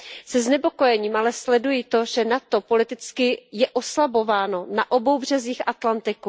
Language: Czech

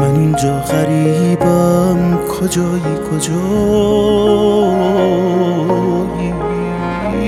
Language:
Persian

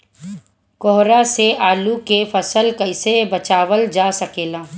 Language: Bhojpuri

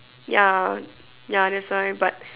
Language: English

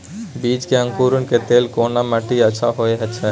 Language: Maithili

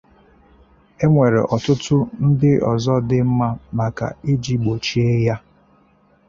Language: Igbo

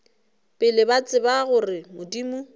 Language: Northern Sotho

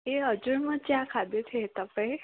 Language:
Nepali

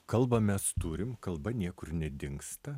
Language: Lithuanian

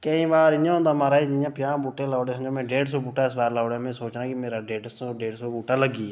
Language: Dogri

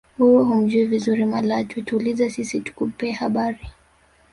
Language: Swahili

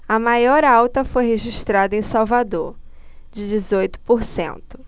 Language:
Portuguese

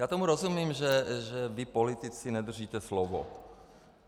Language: Czech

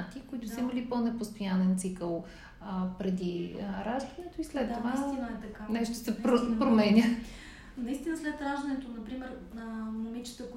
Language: Bulgarian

